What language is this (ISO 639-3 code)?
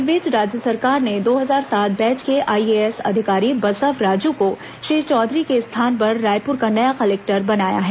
hin